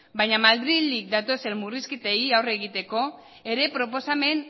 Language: Basque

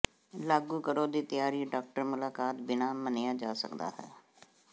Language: Punjabi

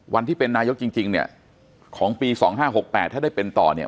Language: Thai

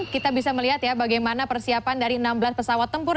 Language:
Indonesian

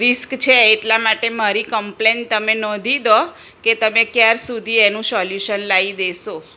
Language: Gujarati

